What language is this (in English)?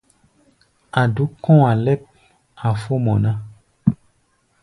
Gbaya